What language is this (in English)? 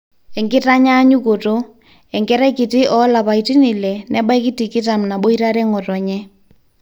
Masai